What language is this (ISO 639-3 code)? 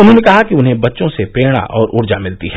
hin